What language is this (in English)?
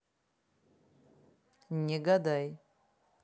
Russian